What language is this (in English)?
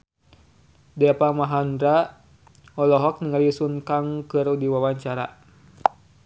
Sundanese